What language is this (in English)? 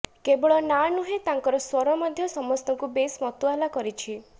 Odia